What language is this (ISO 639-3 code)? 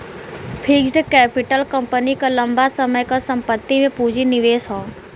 bho